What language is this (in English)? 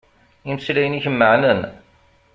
Kabyle